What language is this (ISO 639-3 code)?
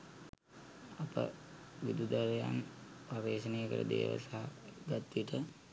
sin